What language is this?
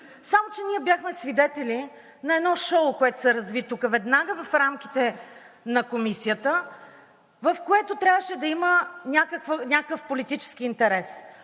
Bulgarian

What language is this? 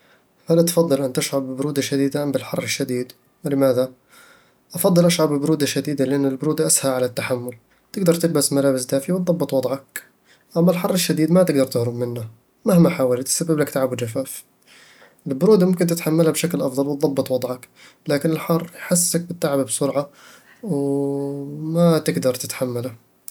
Eastern Egyptian Bedawi Arabic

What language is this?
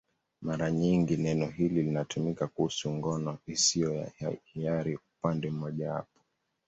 Swahili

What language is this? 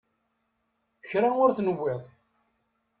Kabyle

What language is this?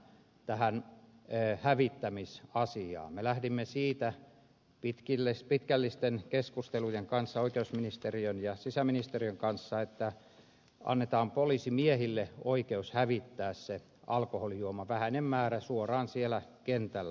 Finnish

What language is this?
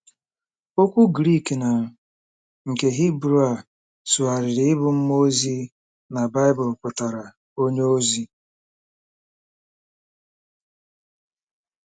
Igbo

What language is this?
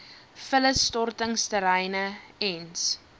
Afrikaans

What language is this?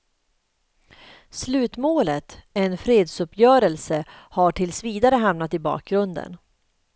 Swedish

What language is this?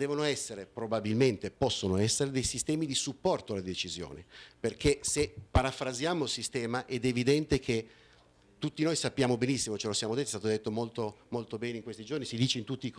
Italian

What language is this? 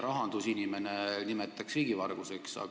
Estonian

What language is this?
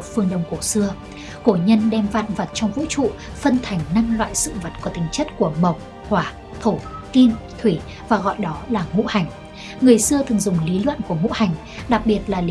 Vietnamese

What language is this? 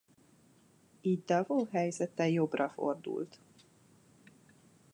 Hungarian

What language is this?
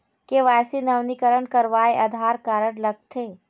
Chhattisgarhi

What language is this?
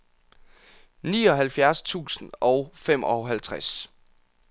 Danish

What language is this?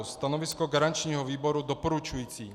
Czech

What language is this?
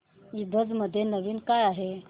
Marathi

